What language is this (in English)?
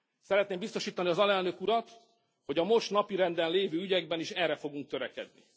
Hungarian